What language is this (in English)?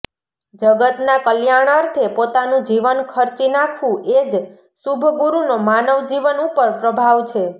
Gujarati